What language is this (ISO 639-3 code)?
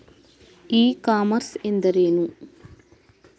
kan